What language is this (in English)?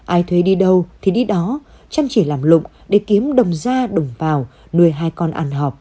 Vietnamese